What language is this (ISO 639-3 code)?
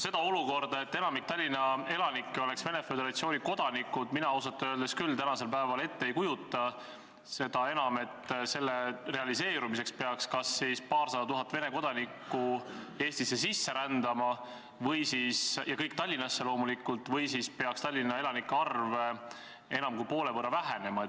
est